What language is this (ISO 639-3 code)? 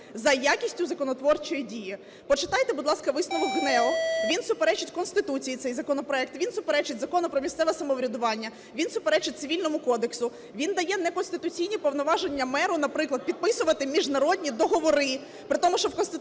ukr